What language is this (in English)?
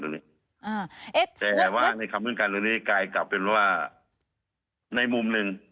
Thai